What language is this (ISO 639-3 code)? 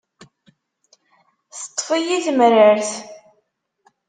kab